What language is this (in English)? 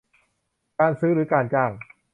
Thai